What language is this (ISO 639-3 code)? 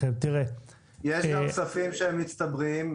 heb